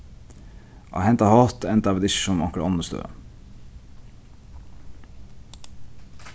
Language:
Faroese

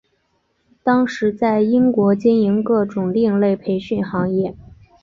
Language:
Chinese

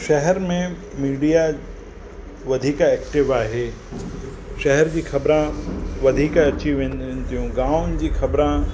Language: Sindhi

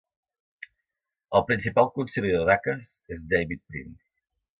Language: Catalan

